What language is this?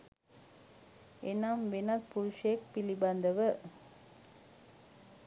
Sinhala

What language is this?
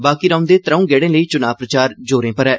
Dogri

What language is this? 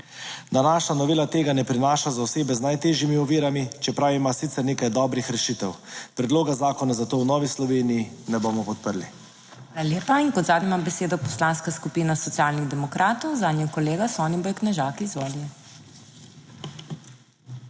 Slovenian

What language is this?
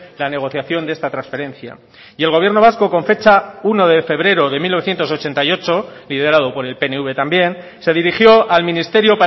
Spanish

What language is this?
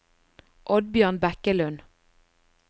Norwegian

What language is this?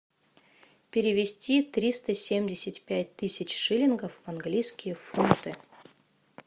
Russian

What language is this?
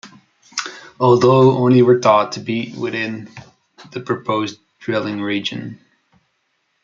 English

